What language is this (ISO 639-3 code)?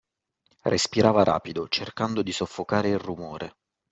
ita